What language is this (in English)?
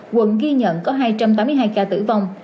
Vietnamese